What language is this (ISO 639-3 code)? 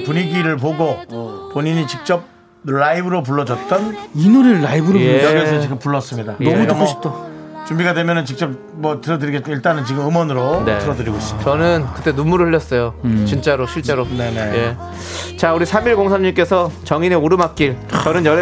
kor